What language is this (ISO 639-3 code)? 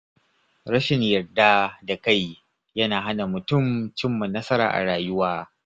hau